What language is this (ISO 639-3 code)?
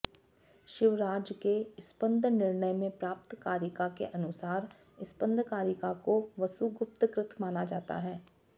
san